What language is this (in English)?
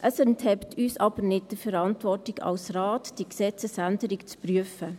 Swiss German